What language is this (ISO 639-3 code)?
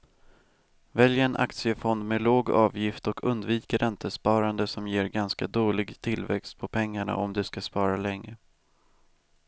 swe